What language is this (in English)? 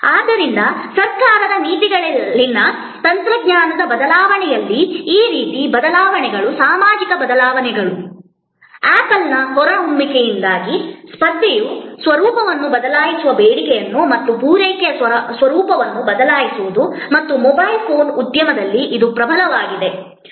Kannada